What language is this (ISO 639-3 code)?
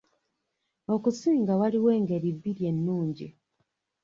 lug